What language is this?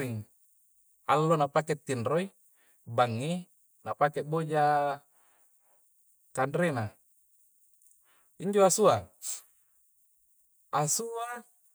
Coastal Konjo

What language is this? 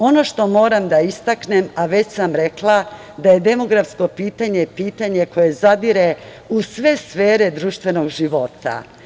Serbian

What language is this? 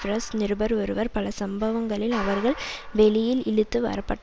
Tamil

